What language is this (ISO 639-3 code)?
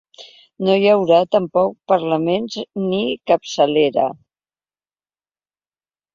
cat